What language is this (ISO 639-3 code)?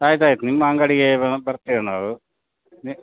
kan